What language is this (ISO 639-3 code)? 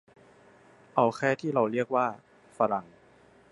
tha